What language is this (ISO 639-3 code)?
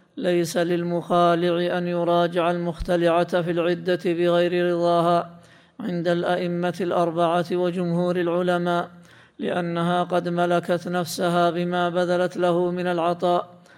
ara